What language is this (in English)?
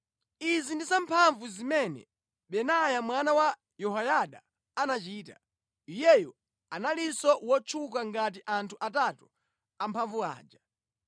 Nyanja